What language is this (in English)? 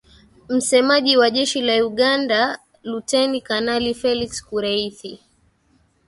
Swahili